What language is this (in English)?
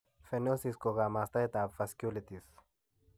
Kalenjin